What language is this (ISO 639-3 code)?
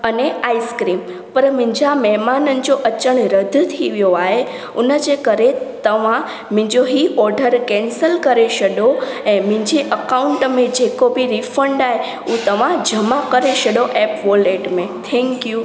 snd